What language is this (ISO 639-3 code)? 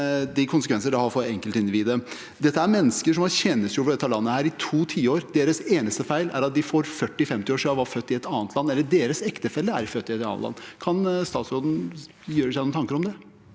nor